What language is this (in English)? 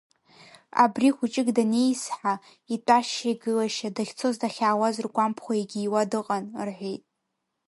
Abkhazian